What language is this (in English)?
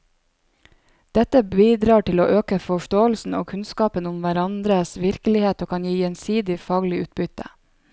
Norwegian